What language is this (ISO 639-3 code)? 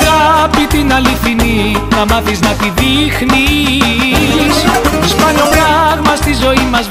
ell